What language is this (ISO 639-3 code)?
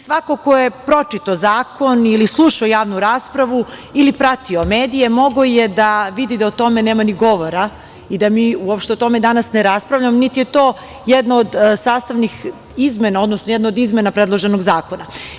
srp